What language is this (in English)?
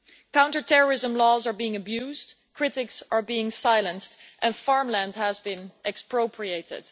English